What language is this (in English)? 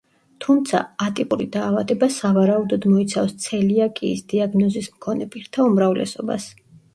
Georgian